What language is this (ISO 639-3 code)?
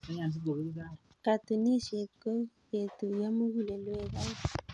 kln